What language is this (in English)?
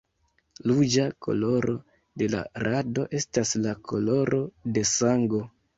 Esperanto